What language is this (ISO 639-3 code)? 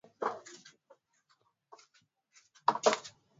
swa